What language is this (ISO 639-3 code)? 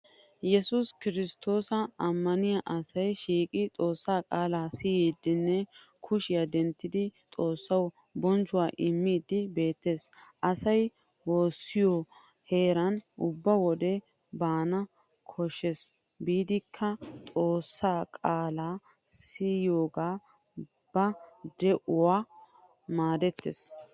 wal